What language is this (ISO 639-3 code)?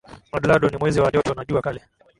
swa